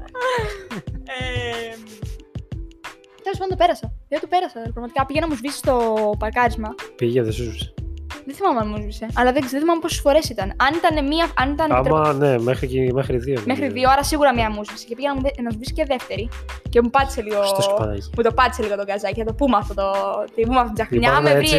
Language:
Greek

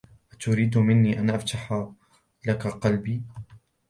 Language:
Arabic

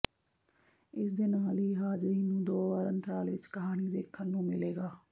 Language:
Punjabi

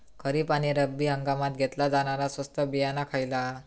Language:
Marathi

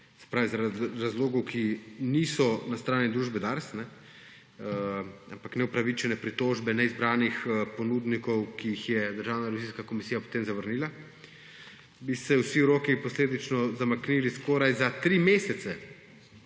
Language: Slovenian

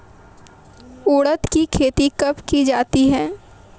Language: Hindi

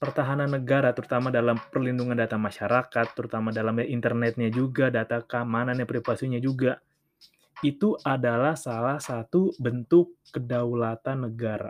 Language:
Indonesian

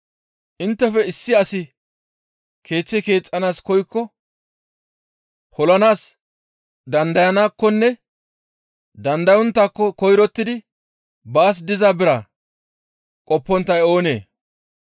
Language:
Gamo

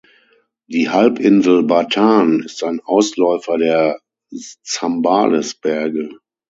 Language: German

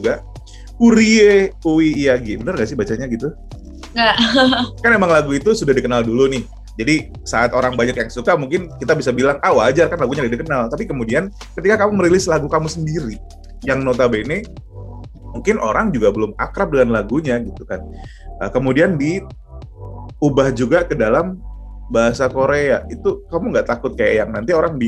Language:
Indonesian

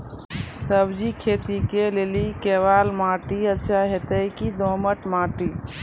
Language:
Maithili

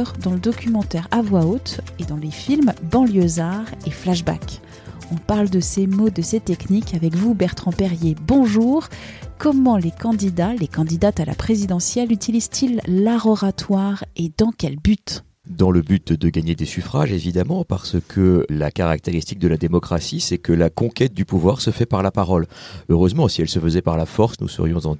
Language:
French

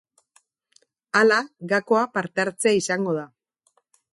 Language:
Basque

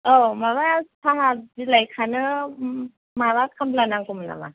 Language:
Bodo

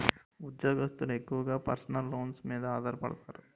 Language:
Telugu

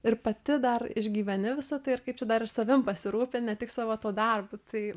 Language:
Lithuanian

